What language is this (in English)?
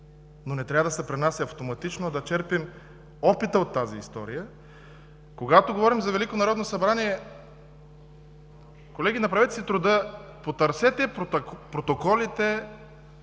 Bulgarian